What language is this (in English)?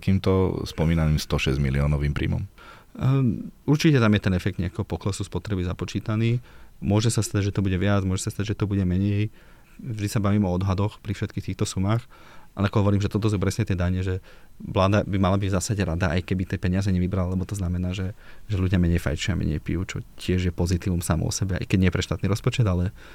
Slovak